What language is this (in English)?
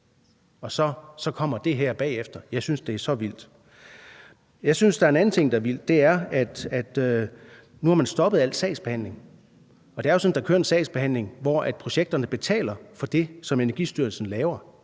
Danish